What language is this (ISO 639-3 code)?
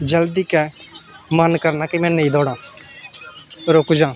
doi